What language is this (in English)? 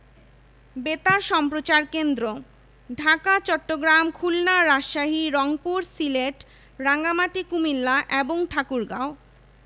Bangla